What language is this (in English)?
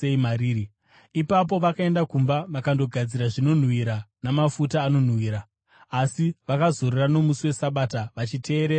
Shona